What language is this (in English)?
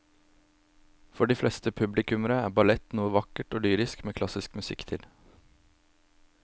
Norwegian